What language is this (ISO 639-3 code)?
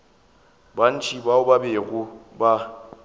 nso